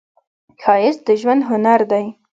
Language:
Pashto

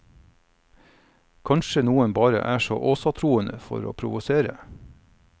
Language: Norwegian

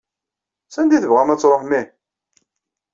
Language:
Kabyle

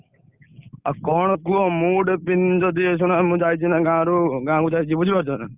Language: Odia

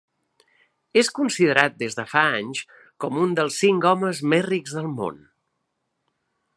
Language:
Catalan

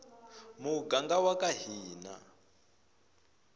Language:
Tsonga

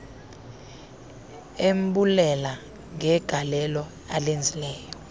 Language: Xhosa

